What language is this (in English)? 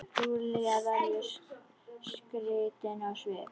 Icelandic